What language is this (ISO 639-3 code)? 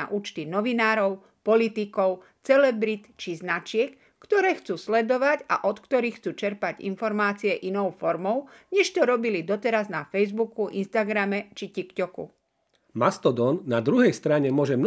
slk